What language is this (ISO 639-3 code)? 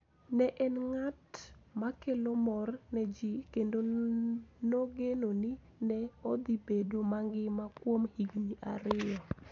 luo